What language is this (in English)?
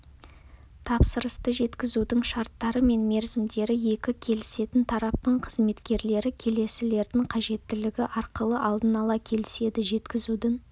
Kazakh